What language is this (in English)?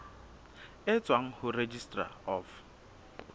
Southern Sotho